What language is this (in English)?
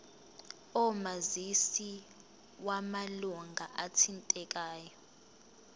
Zulu